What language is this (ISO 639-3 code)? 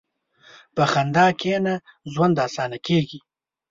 pus